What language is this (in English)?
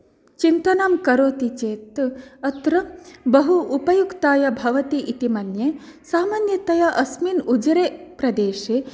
Sanskrit